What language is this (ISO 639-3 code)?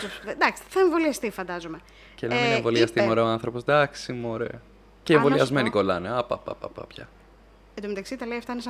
ell